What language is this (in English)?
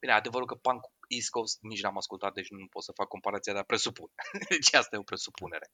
Romanian